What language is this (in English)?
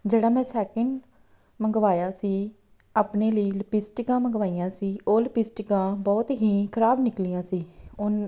Punjabi